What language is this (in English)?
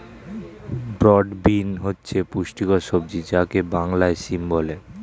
Bangla